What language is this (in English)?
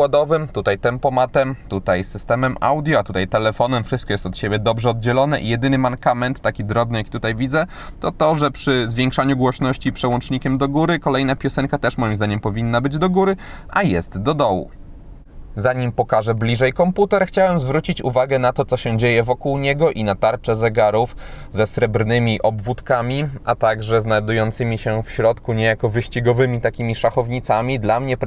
Polish